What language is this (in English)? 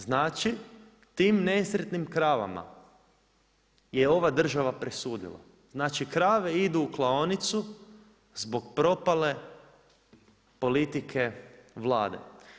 Croatian